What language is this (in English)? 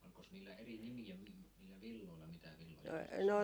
Finnish